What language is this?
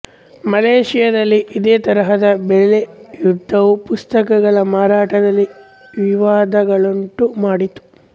Kannada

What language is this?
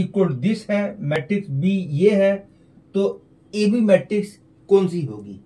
Hindi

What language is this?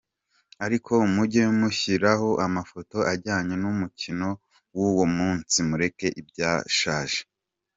Kinyarwanda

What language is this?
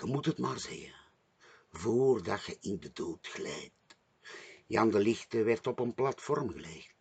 Dutch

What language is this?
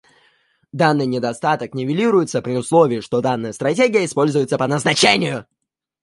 Russian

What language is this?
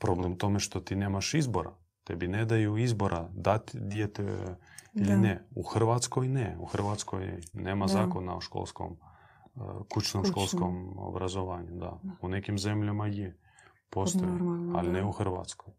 Croatian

